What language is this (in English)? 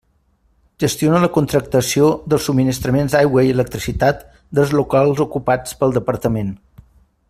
Catalan